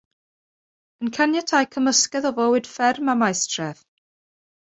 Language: Welsh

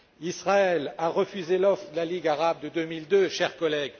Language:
French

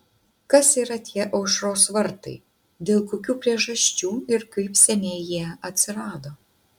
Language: Lithuanian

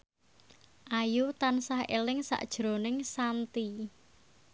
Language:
Javanese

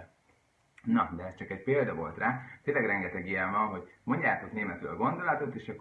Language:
Hungarian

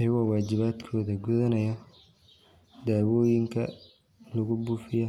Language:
Somali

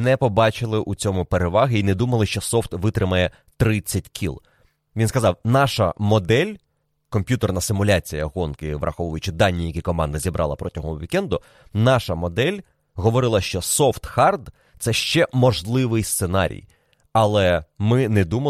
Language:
Ukrainian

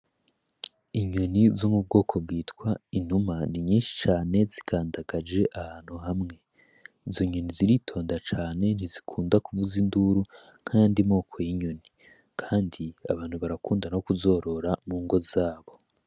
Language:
Rundi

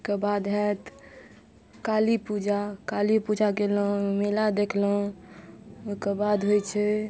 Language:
Maithili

